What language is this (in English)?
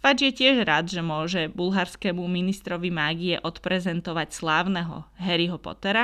Slovak